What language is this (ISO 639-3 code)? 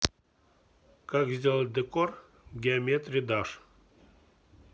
rus